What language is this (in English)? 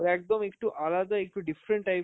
Bangla